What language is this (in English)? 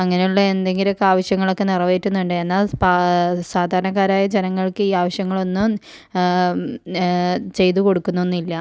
Malayalam